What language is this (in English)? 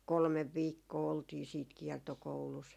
Finnish